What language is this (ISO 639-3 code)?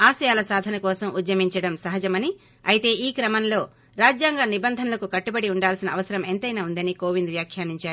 tel